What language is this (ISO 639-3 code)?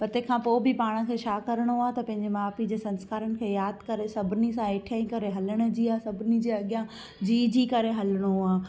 snd